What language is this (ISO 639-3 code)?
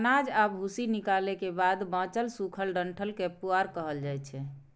mai